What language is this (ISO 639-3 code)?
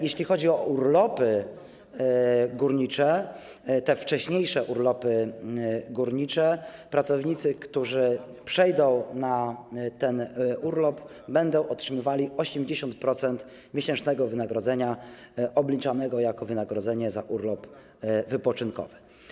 pol